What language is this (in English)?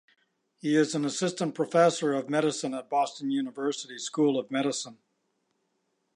English